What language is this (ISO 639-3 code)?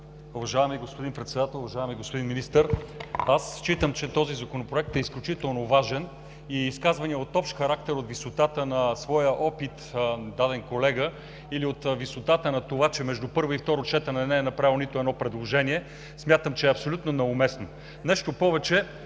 bul